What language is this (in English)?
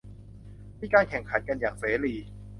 Thai